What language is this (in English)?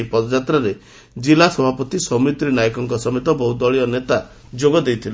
Odia